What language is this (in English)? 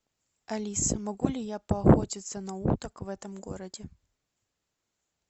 Russian